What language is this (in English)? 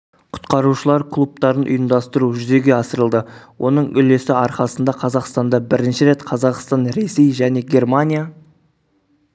Kazakh